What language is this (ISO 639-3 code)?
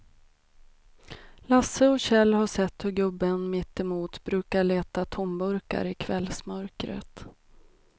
swe